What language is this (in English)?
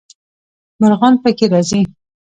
Pashto